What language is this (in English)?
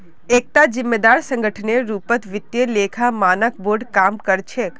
Magahi